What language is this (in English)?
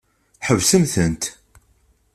Kabyle